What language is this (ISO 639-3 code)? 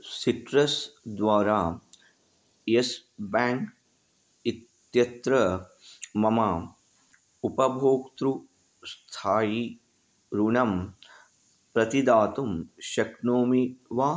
san